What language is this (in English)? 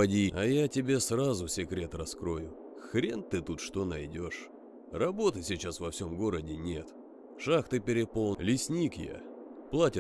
Russian